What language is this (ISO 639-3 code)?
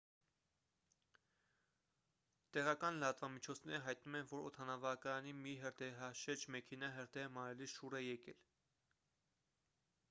hye